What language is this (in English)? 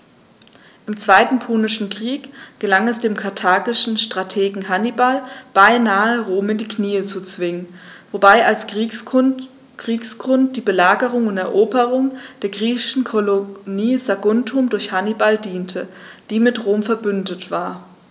German